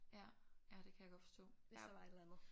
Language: Danish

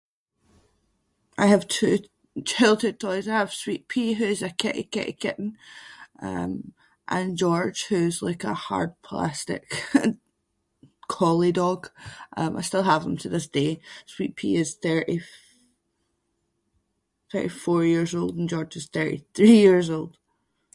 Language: Scots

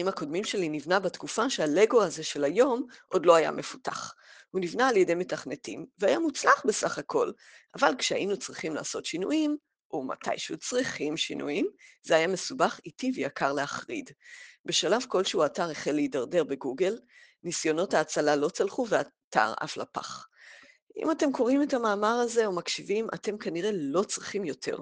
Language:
Hebrew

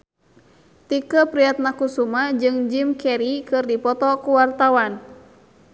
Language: Sundanese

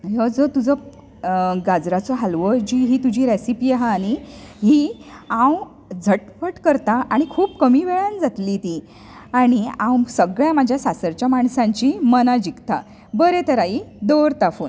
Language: Konkani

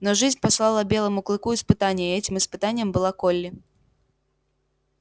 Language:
Russian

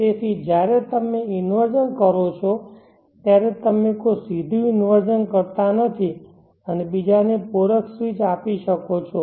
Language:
Gujarati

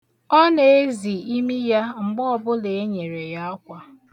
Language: Igbo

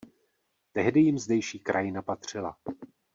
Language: Czech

